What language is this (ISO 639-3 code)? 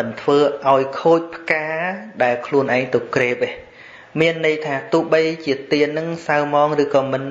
vie